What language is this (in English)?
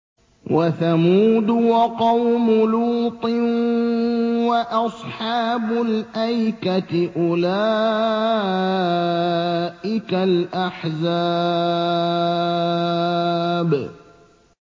Arabic